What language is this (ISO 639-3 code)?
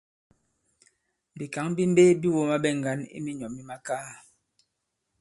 abb